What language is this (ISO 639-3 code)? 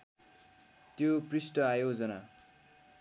nep